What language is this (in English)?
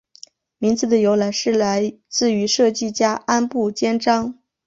Chinese